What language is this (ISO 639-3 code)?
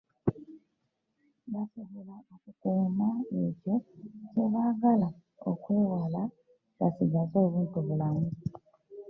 lug